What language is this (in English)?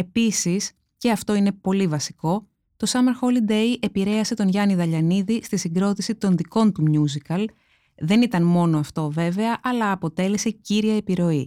Greek